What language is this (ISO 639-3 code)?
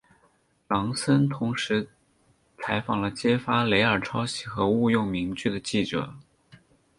zho